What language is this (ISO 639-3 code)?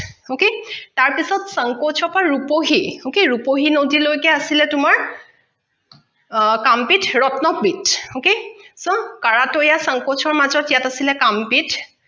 asm